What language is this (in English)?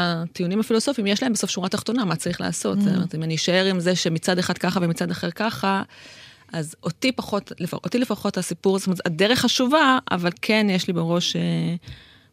Hebrew